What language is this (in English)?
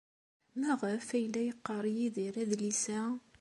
Kabyle